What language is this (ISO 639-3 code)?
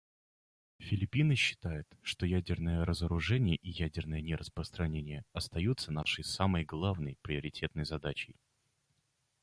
rus